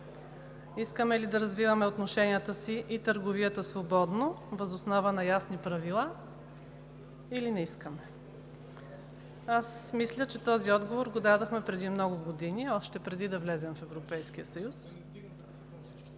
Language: Bulgarian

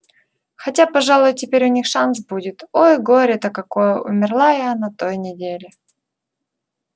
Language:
Russian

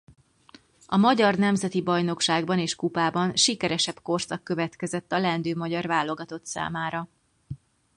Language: Hungarian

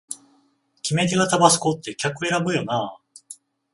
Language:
Japanese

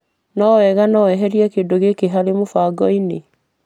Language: Kikuyu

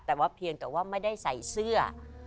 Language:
Thai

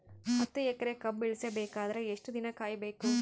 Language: Kannada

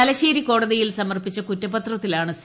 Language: Malayalam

